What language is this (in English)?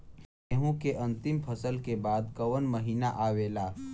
Bhojpuri